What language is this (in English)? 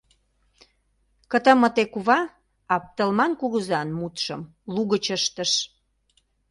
Mari